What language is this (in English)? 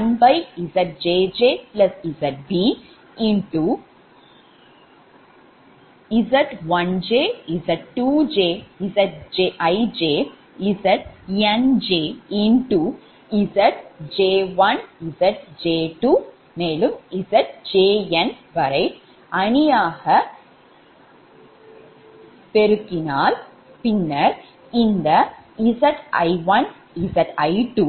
Tamil